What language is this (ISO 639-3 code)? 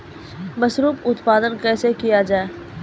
mai